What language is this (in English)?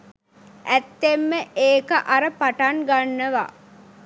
Sinhala